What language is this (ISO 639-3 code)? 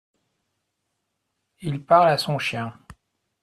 fra